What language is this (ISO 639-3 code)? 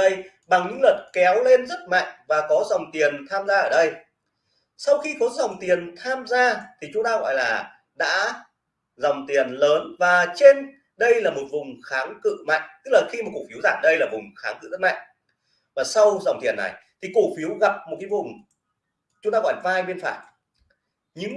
vie